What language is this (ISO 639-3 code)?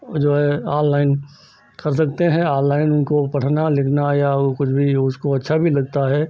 hin